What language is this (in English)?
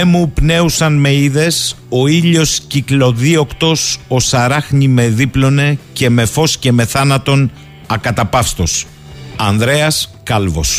Greek